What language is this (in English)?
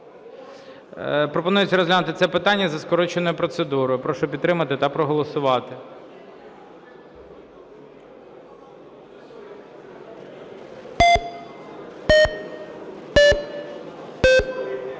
Ukrainian